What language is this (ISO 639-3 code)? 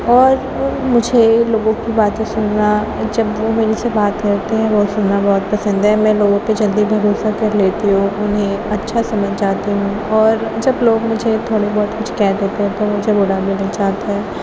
urd